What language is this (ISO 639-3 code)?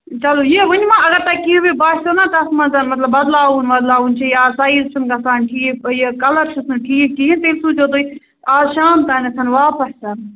kas